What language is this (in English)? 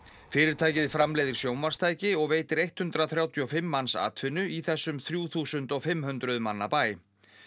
Icelandic